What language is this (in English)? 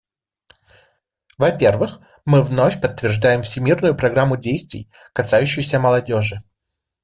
Russian